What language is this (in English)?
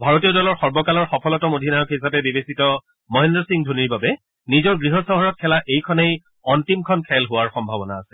Assamese